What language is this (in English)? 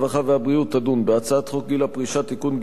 Hebrew